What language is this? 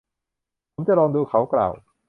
Thai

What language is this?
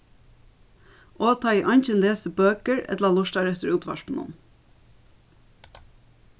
Faroese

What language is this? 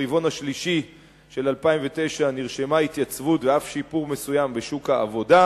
Hebrew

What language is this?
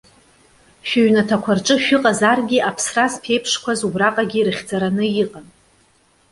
Abkhazian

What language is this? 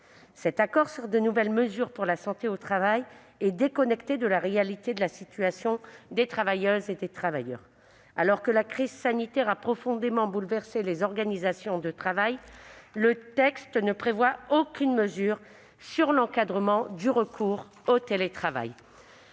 French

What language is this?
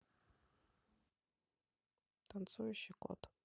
Russian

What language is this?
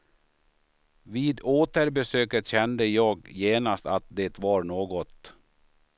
Swedish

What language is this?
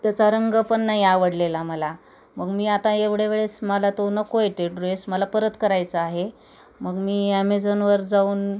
Marathi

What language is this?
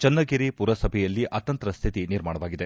Kannada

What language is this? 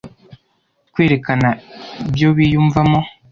Kinyarwanda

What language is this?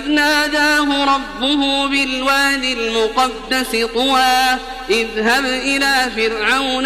Arabic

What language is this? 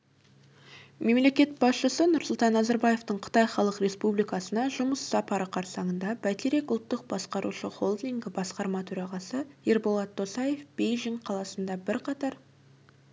Kazakh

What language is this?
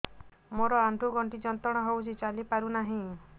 Odia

